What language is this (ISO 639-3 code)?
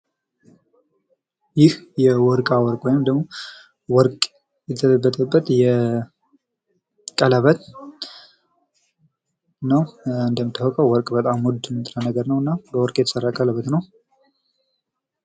amh